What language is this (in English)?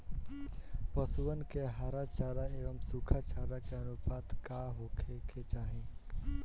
Bhojpuri